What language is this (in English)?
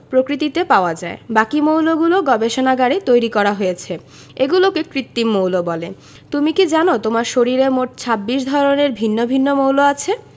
Bangla